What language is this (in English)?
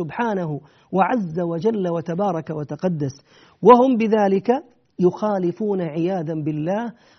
Arabic